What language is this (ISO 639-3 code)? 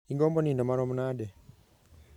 luo